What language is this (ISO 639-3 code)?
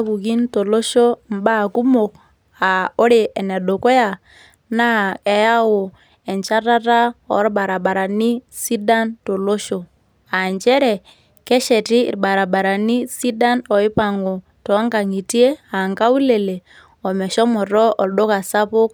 mas